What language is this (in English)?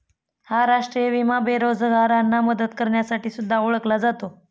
Marathi